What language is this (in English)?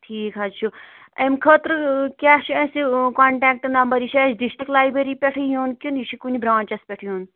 Kashmiri